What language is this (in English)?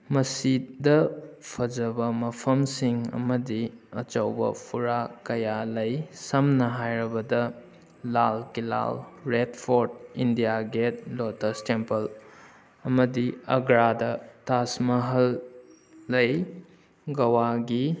Manipuri